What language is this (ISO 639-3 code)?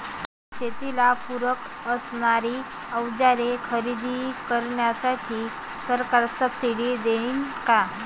mar